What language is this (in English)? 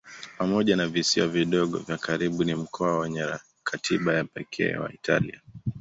Swahili